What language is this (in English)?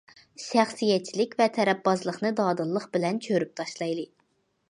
Uyghur